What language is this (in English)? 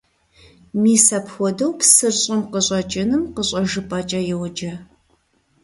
Kabardian